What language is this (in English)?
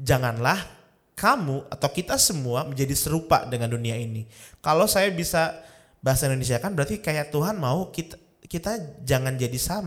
Indonesian